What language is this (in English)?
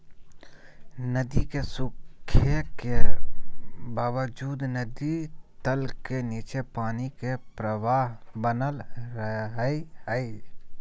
Magahi